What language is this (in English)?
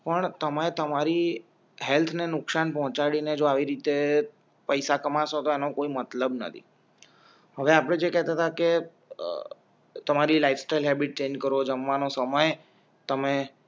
Gujarati